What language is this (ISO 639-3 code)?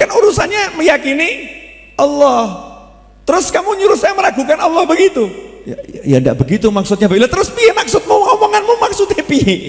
ind